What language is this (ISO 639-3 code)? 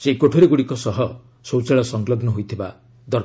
ori